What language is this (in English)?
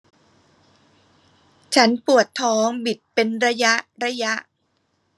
Thai